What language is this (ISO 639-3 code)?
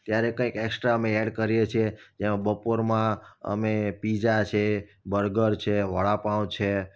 guj